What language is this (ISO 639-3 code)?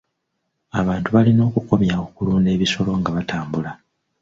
lug